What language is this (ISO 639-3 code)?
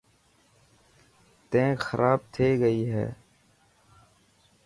mki